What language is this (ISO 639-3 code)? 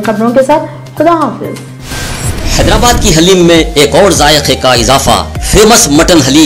hin